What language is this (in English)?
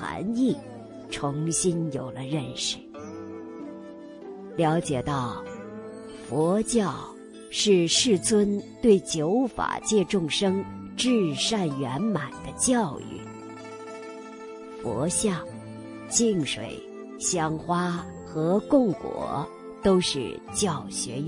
Chinese